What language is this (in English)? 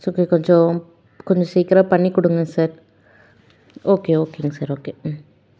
Tamil